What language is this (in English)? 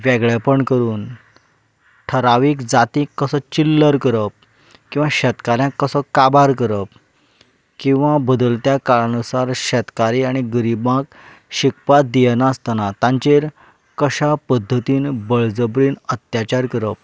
Konkani